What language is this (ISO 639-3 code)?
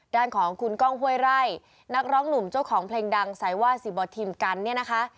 tha